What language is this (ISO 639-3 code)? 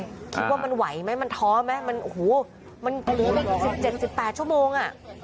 tha